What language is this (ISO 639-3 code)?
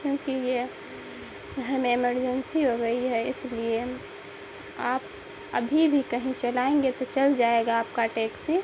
urd